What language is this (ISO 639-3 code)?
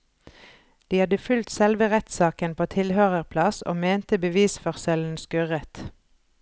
nor